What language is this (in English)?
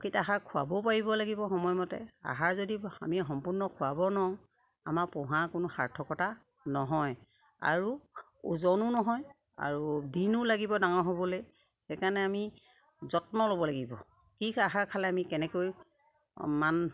Assamese